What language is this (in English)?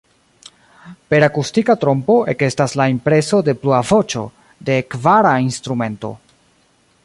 Esperanto